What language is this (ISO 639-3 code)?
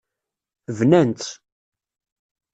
kab